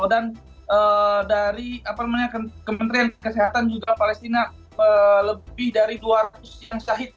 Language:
Indonesian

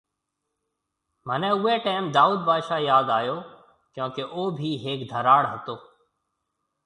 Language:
Marwari (Pakistan)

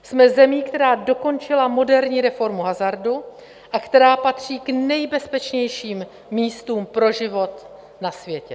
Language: Czech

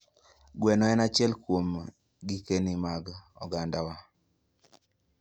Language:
Luo (Kenya and Tanzania)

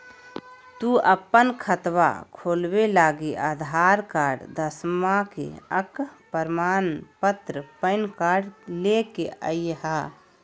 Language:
Magahi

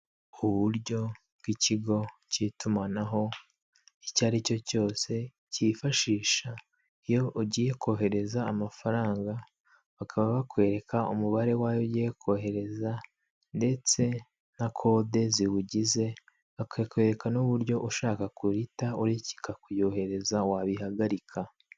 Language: Kinyarwanda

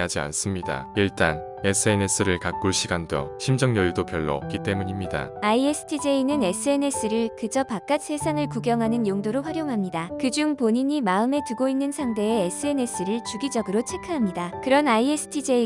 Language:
Korean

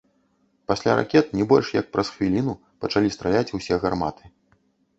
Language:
Belarusian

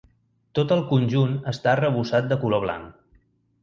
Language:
Catalan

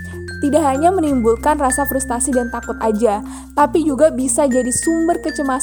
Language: Indonesian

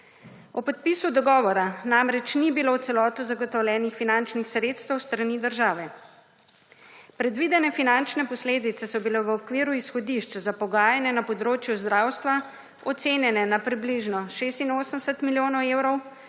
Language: Slovenian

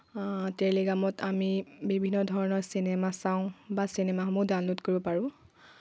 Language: Assamese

